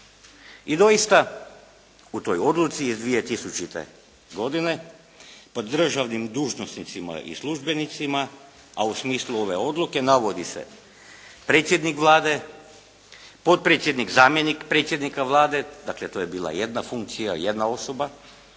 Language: Croatian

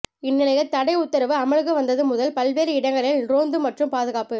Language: Tamil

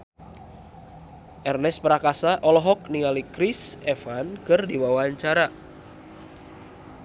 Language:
Sundanese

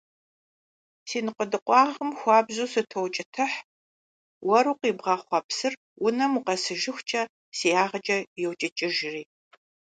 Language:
Kabardian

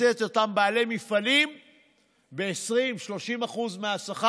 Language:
Hebrew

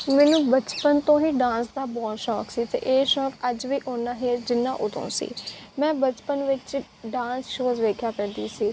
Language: Punjabi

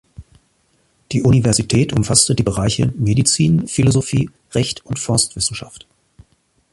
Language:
German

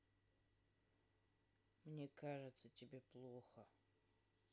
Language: Russian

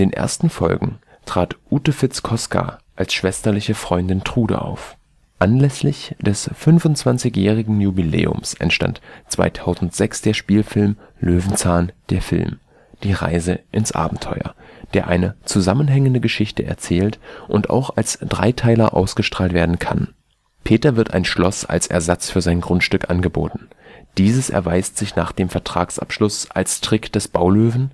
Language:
German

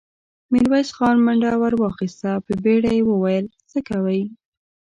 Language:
Pashto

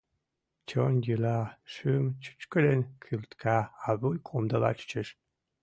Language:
Mari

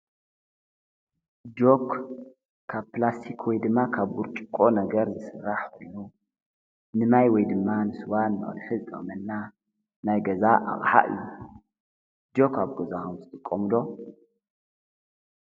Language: Tigrinya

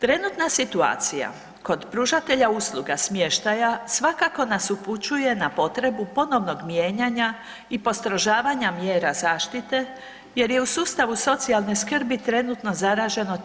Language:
Croatian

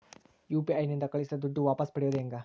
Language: Kannada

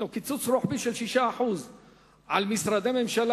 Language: Hebrew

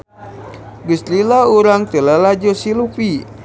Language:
Sundanese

